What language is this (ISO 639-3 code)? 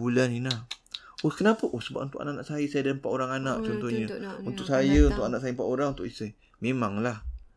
msa